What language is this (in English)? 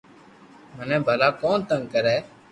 Loarki